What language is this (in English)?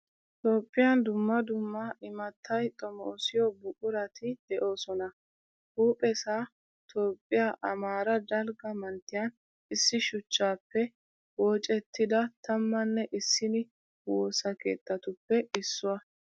Wolaytta